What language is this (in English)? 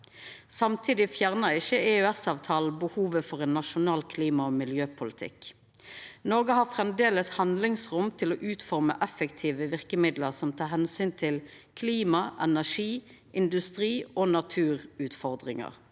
Norwegian